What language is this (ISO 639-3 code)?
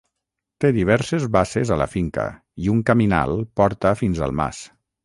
cat